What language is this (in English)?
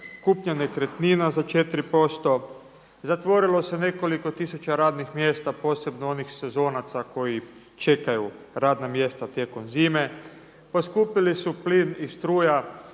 Croatian